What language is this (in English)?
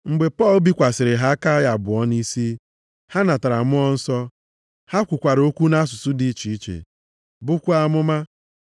Igbo